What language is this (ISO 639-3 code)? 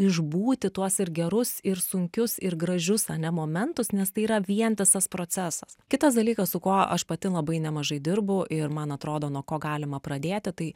lit